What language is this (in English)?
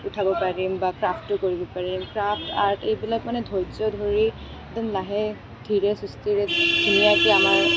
Assamese